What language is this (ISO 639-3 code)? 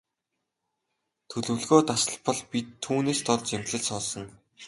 mon